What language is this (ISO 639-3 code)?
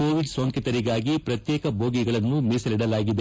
kan